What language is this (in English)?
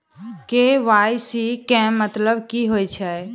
Maithili